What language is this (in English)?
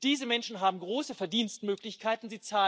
German